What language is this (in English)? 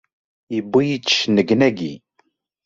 Kabyle